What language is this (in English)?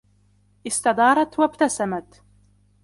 Arabic